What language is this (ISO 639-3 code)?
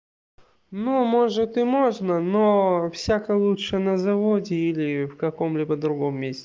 rus